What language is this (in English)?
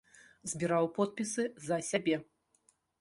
Belarusian